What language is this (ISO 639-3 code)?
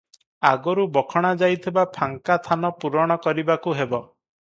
ori